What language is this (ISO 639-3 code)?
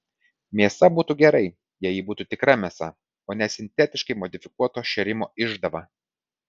lit